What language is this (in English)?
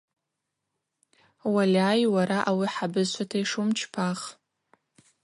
Abaza